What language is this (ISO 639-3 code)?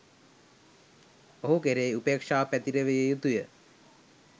sin